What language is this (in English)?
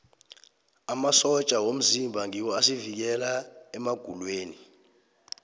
South Ndebele